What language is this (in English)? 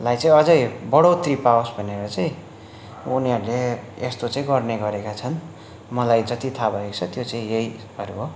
Nepali